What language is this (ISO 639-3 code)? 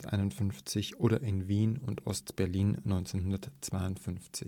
deu